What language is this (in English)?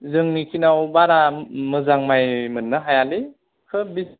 Bodo